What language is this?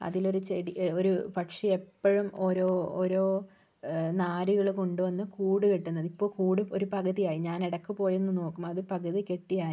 Malayalam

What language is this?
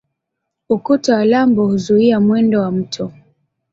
Swahili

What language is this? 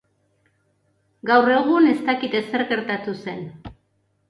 Basque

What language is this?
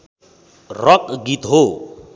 Nepali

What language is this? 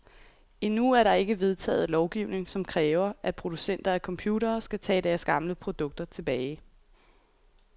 Danish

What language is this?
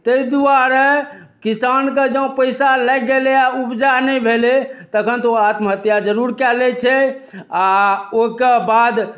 Maithili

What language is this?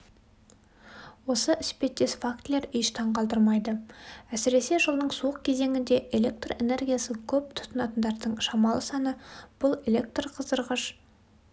Kazakh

